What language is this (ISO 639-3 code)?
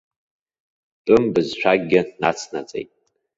abk